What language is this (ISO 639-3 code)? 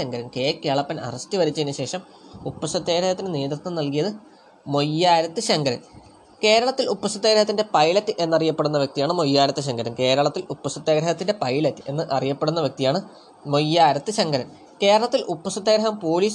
mal